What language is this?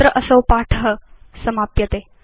Sanskrit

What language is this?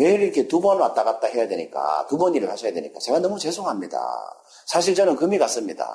Korean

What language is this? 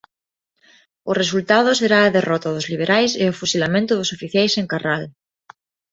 Galician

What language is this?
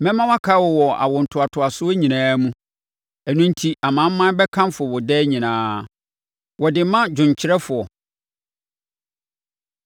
Akan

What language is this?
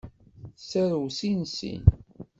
Kabyle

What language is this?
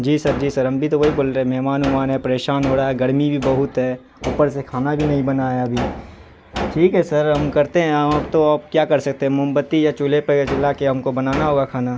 Urdu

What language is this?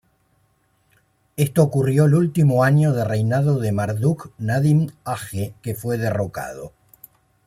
Spanish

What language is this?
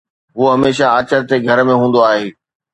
Sindhi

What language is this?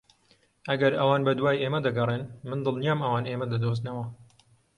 Central Kurdish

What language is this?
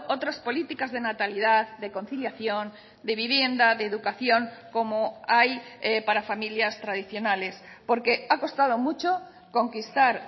Spanish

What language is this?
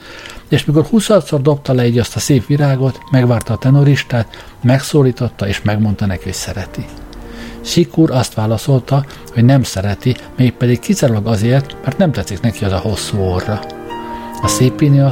Hungarian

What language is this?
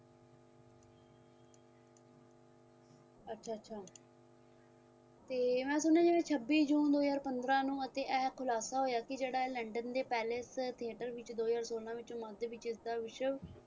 Punjabi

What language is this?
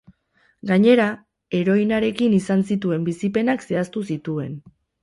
Basque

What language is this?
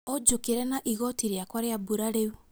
Kikuyu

